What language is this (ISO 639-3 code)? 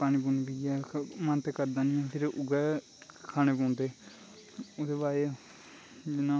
doi